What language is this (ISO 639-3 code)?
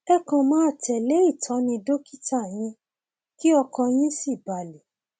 yor